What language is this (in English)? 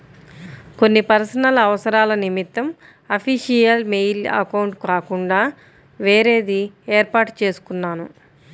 Telugu